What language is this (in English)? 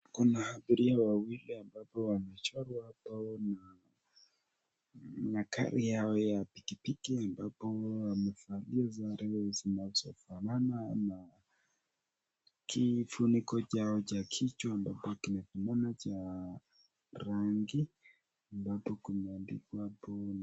Swahili